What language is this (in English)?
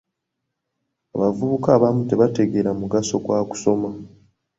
Ganda